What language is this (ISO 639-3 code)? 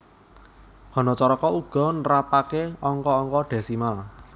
jav